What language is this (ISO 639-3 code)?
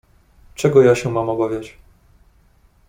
pol